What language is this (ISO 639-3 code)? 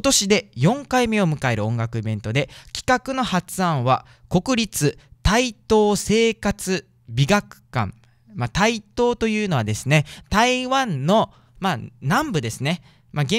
jpn